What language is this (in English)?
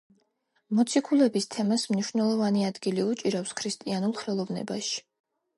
Georgian